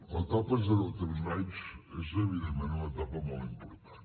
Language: Catalan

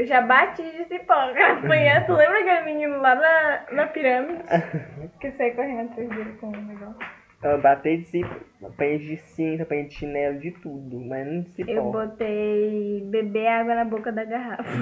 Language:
Portuguese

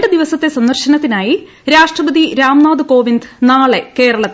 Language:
Malayalam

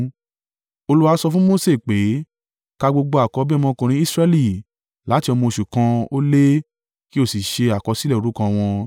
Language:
Yoruba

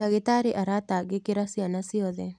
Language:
Kikuyu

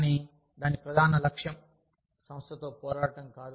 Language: Telugu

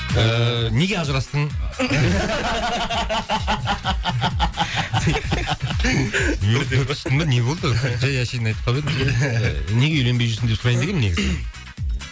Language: Kazakh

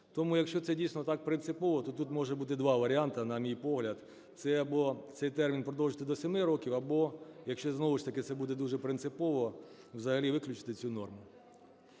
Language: Ukrainian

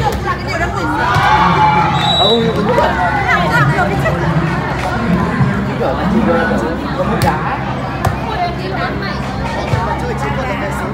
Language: Vietnamese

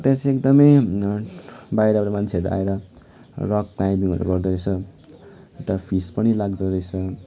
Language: Nepali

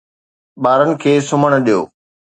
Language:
Sindhi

